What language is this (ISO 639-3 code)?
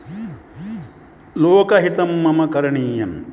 san